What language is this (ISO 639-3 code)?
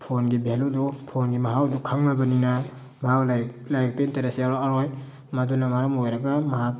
mni